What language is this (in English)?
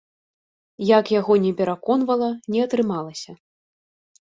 Belarusian